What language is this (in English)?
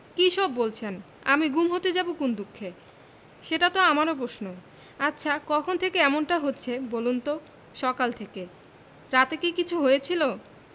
Bangla